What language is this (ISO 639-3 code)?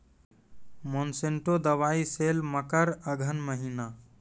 mai